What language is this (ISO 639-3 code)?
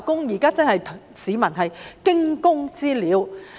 yue